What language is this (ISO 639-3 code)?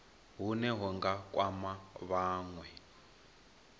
ven